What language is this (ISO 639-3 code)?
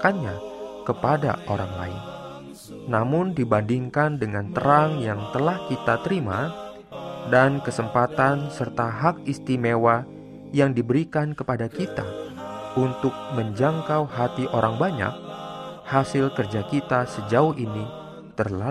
ind